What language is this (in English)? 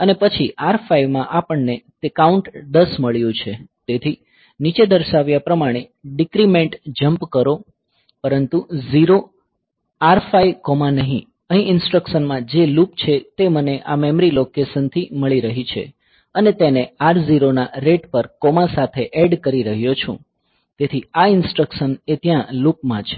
Gujarati